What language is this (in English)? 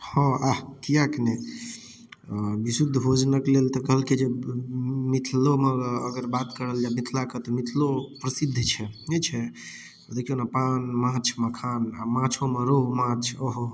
Maithili